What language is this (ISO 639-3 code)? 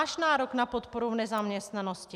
ces